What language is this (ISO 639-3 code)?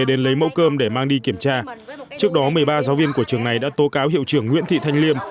vie